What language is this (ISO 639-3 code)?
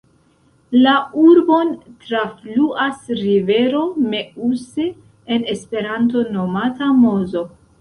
epo